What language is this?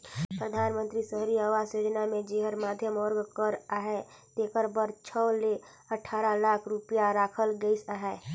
Chhattisgarhi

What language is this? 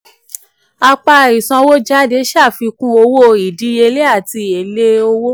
Yoruba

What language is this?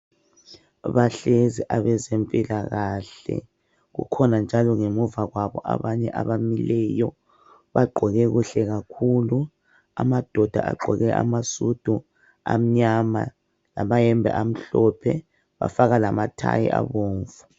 North Ndebele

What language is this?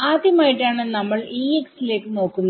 Malayalam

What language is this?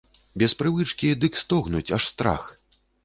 Belarusian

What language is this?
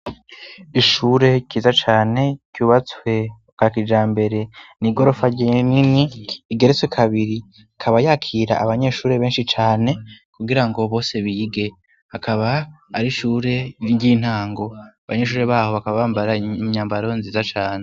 Rundi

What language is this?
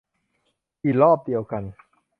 Thai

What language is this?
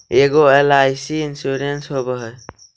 Magahi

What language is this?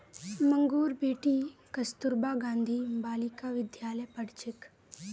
Magahi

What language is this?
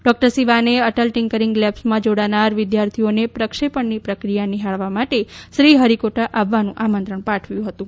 Gujarati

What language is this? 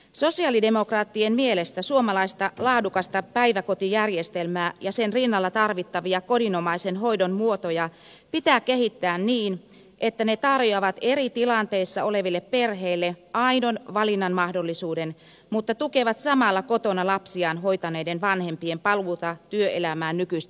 Finnish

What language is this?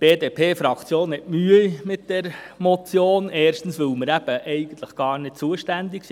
Swiss German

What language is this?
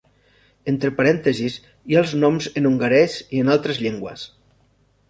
Catalan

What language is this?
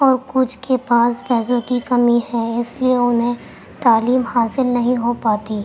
Urdu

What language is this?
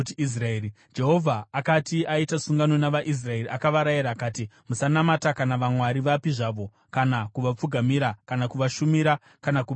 Shona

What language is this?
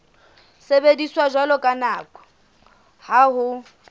Southern Sotho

